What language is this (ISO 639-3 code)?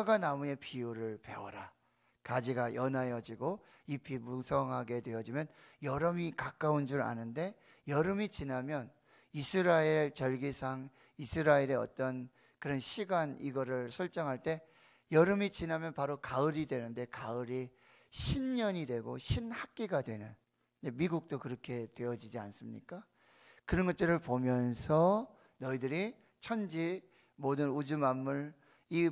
kor